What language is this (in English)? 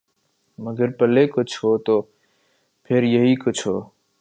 Urdu